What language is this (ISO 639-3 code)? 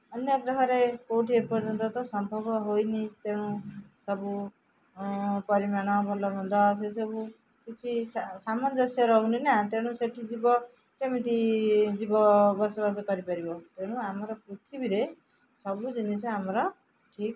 ori